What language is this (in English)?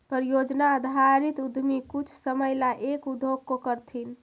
Magahi